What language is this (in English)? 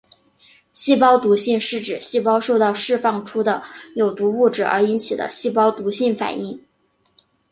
Chinese